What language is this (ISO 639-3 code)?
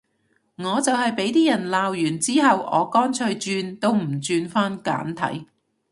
yue